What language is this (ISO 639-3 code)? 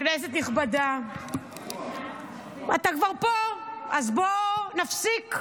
heb